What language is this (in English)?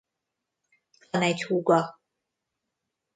Hungarian